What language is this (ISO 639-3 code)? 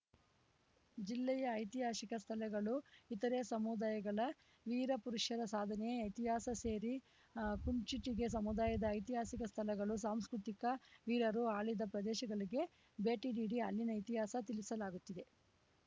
kan